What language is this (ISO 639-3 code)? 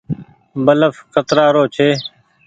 gig